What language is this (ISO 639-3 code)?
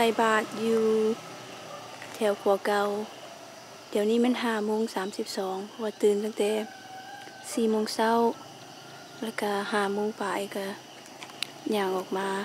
tha